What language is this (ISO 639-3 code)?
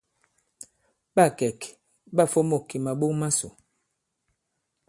abb